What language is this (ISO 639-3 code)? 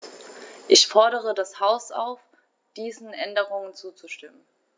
deu